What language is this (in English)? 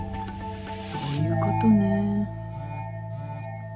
Japanese